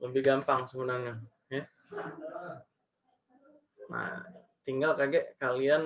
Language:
Indonesian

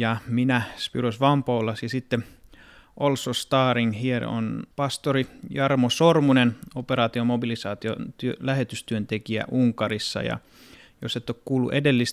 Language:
Finnish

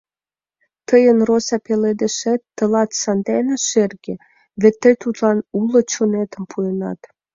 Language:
Mari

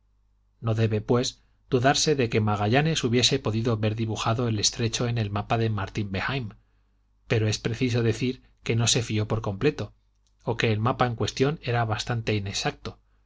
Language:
Spanish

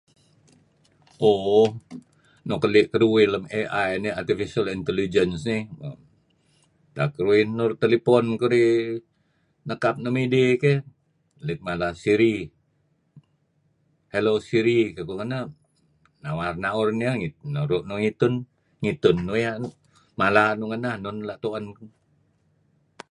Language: Kelabit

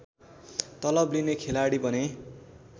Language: Nepali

